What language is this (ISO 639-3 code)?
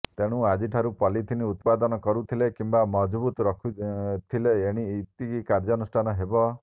ori